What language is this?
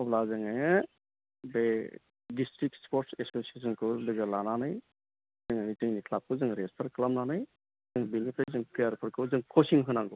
Bodo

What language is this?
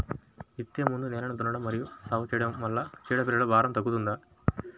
Telugu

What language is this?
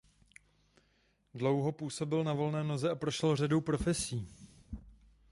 Czech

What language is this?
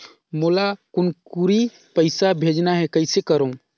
Chhattisgarhi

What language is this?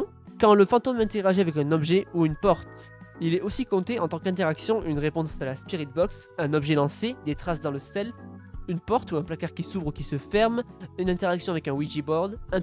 French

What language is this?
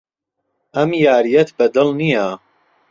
Central Kurdish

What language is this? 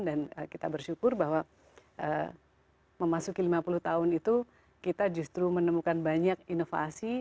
Indonesian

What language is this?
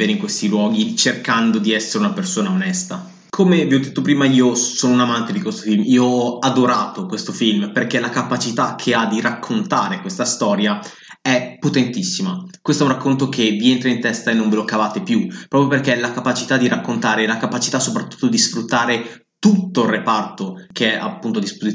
Italian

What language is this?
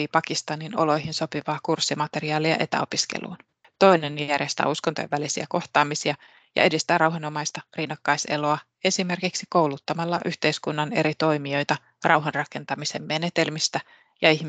Finnish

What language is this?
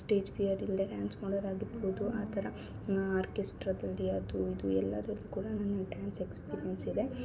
Kannada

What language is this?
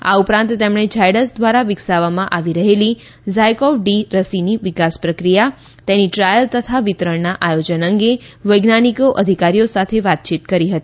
Gujarati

